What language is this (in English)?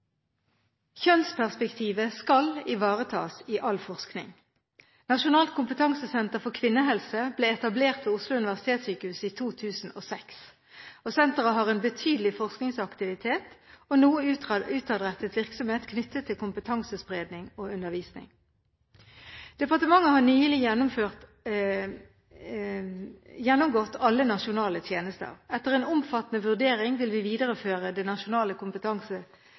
Norwegian Bokmål